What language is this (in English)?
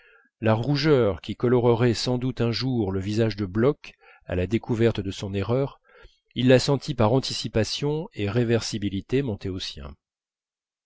French